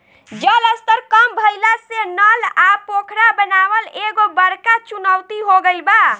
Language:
Bhojpuri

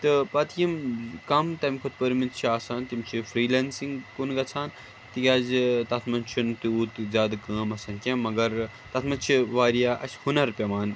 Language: Kashmiri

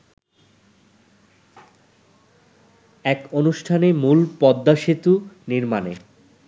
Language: Bangla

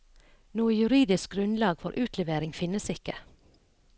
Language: Norwegian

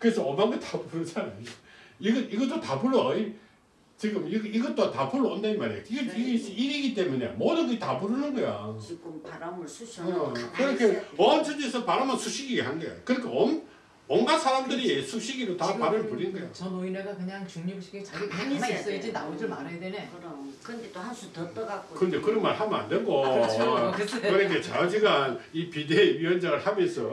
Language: Korean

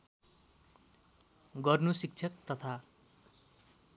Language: Nepali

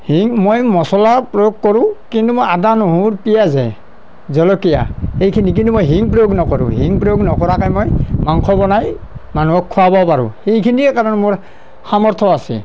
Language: Assamese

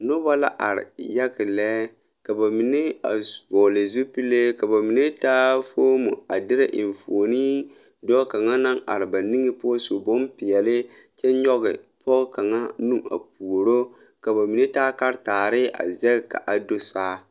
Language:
Southern Dagaare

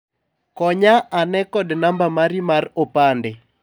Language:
Luo (Kenya and Tanzania)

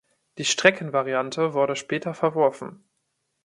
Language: German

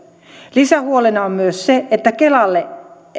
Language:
Finnish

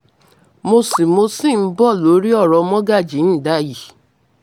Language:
Yoruba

